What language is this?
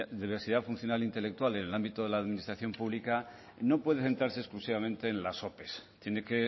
Spanish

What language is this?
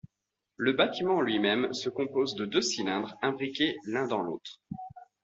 French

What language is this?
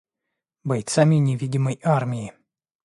Russian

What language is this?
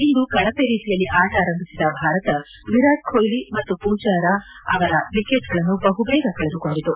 Kannada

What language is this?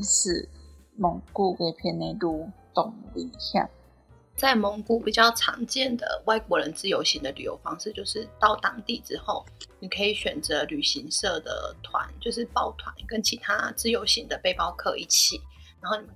Chinese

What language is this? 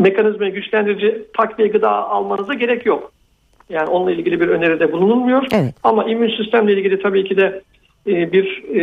Turkish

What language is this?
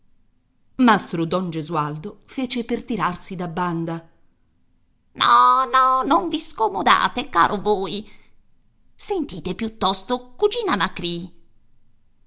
Italian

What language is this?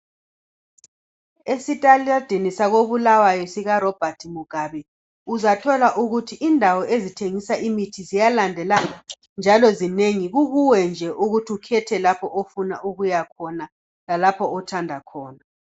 North Ndebele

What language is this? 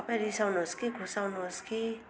Nepali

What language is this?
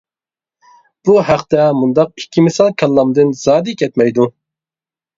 Uyghur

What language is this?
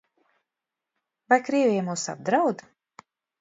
Latvian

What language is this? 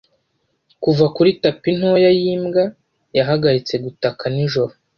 Kinyarwanda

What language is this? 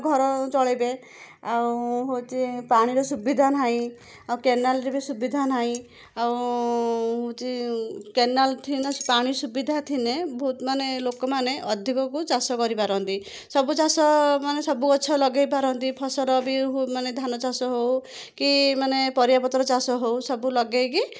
Odia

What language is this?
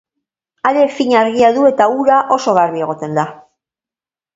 Basque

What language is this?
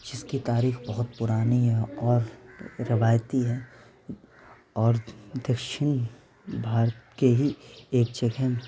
Urdu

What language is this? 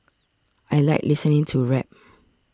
English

